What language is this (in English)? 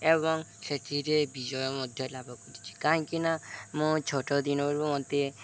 Odia